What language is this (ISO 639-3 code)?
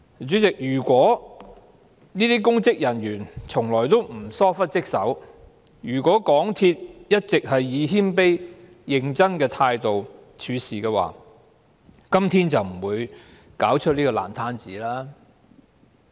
yue